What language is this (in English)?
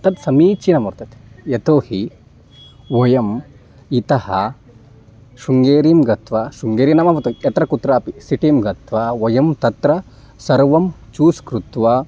Sanskrit